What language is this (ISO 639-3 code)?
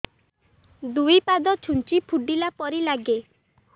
ori